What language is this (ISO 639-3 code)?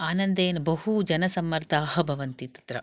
san